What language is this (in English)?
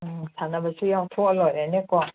Manipuri